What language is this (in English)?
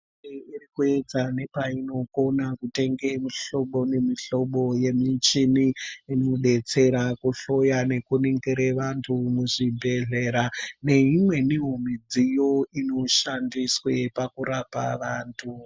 Ndau